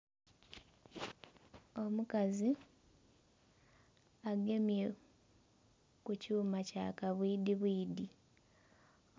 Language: Soga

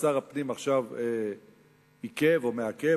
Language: Hebrew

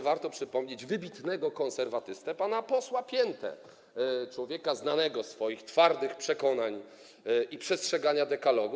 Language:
Polish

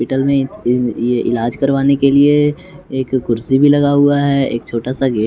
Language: Hindi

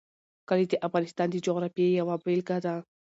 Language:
Pashto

